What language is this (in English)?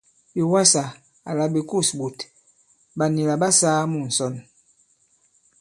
Bankon